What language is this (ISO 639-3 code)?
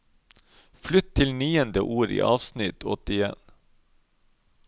nor